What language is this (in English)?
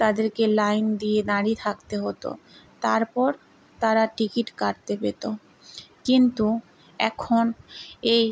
Bangla